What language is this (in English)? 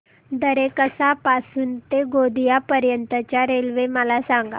Marathi